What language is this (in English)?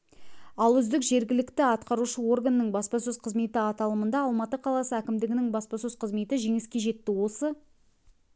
Kazakh